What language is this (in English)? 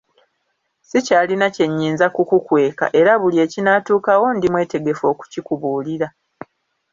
Ganda